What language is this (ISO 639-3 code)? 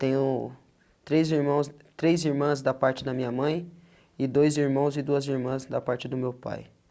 por